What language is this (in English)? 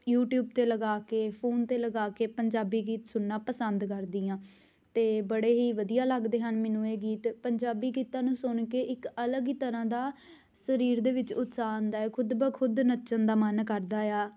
Punjabi